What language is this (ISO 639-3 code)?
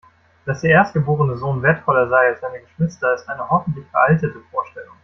deu